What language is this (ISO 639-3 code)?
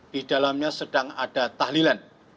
ind